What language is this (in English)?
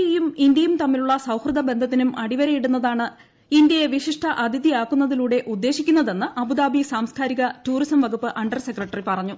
Malayalam